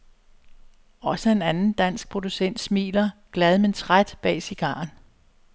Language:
Danish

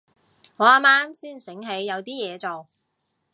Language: Cantonese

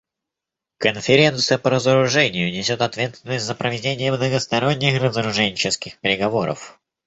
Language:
Russian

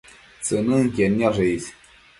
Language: Matsés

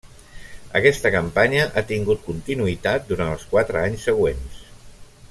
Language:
Catalan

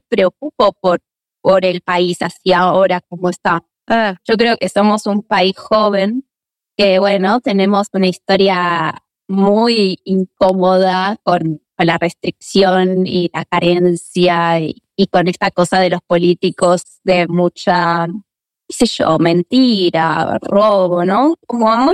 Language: Spanish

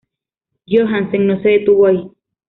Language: Spanish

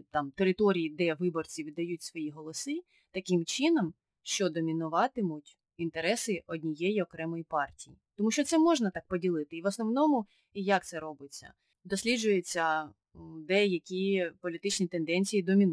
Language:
Ukrainian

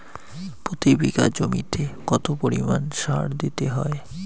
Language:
Bangla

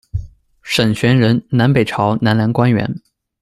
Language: Chinese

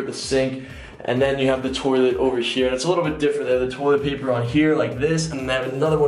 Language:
English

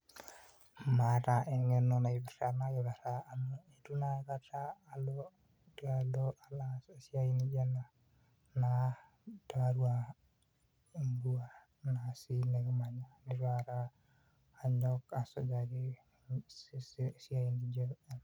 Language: Masai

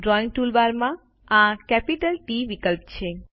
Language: Gujarati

